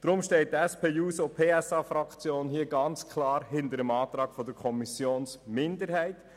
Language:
Swiss German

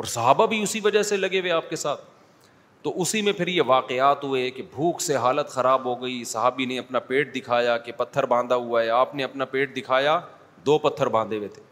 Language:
Urdu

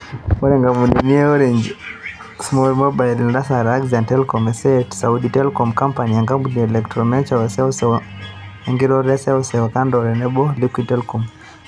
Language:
Masai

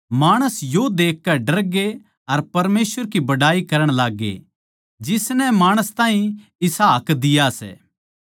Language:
Haryanvi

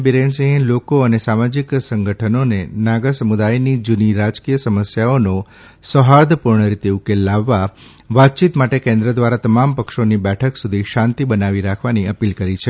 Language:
Gujarati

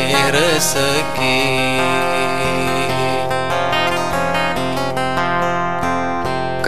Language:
Malay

